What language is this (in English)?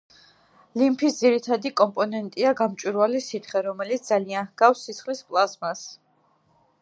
Georgian